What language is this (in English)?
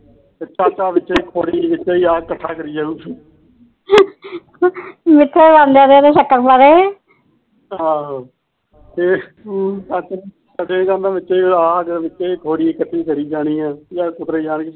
Punjabi